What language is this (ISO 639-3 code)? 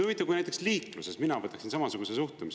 est